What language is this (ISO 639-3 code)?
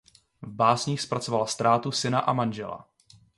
ces